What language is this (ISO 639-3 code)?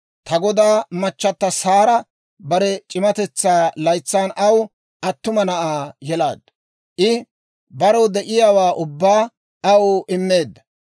dwr